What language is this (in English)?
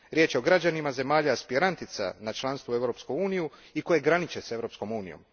Croatian